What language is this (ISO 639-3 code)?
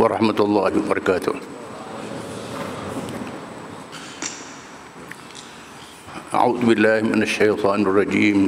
msa